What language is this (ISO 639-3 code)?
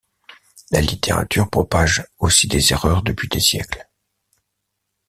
fra